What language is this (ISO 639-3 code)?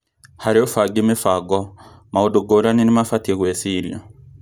kik